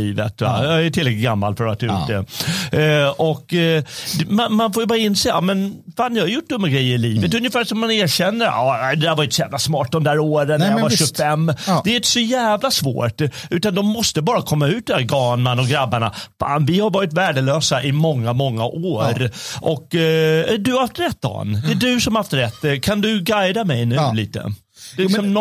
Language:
Swedish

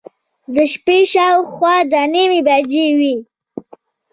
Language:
Pashto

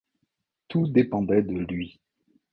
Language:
French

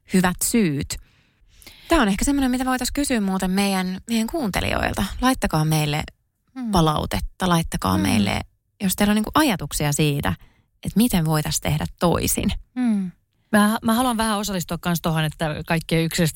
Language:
Finnish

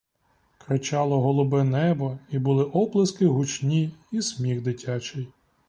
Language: Ukrainian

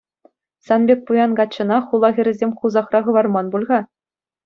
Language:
Chuvash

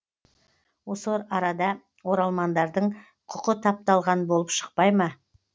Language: Kazakh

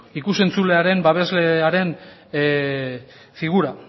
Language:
Basque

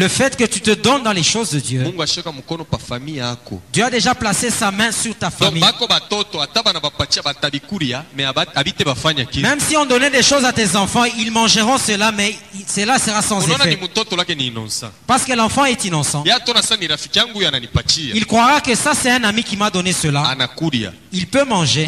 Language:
French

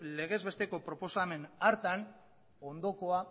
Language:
Basque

